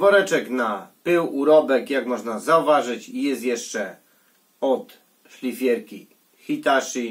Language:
Polish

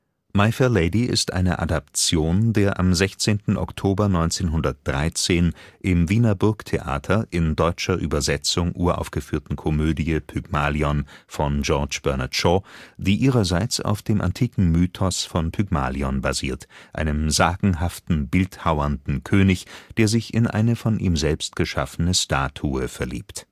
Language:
German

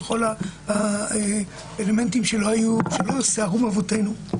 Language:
Hebrew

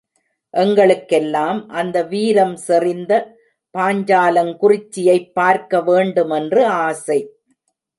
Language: Tamil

